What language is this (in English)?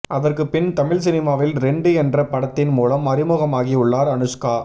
Tamil